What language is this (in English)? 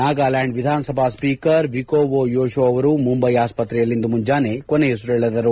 Kannada